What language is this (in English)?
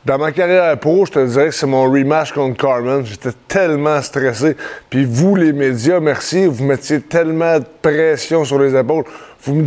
French